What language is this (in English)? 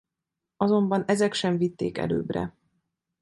Hungarian